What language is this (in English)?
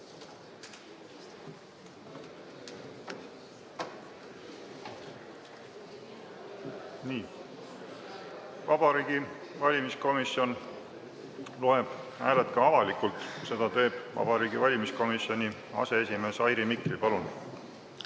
Estonian